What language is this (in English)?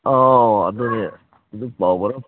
Manipuri